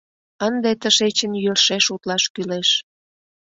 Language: Mari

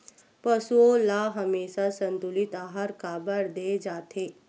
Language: Chhattisgarhi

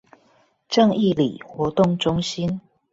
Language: Chinese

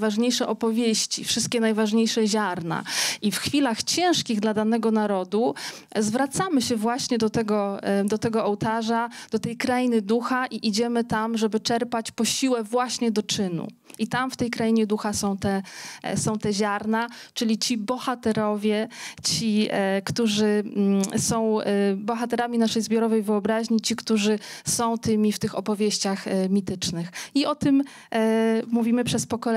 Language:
Polish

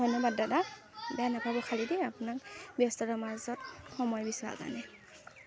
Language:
Assamese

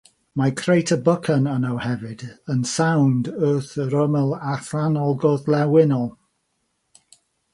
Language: Welsh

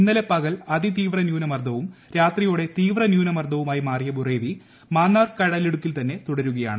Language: Malayalam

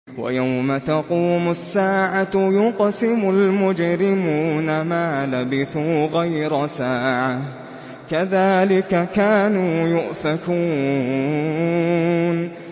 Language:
Arabic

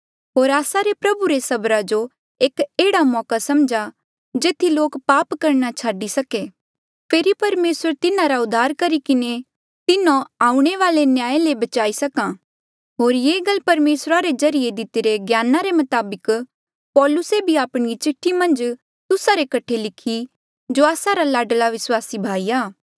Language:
Mandeali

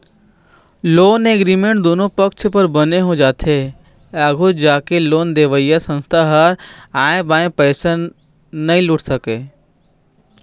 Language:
Chhattisgarhi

